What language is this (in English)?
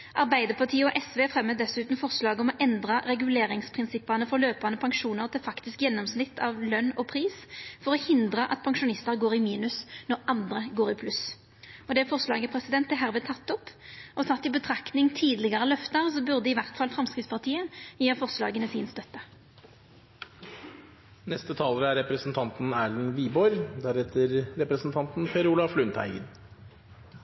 Norwegian